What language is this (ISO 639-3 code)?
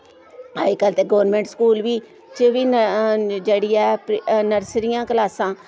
doi